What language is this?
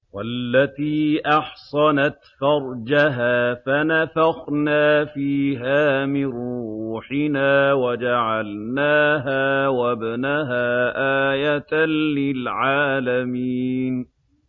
Arabic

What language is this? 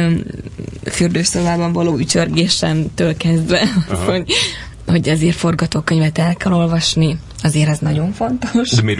Hungarian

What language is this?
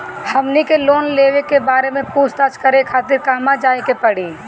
Bhojpuri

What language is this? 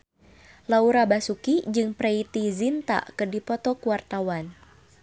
Sundanese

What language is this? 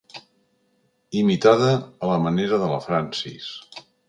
Catalan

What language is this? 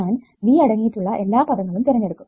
Malayalam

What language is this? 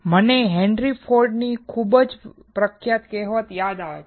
Gujarati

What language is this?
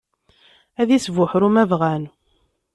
Kabyle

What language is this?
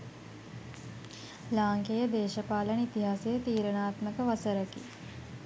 Sinhala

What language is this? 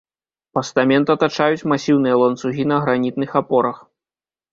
Belarusian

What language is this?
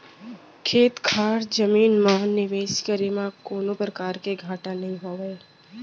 Chhattisgarhi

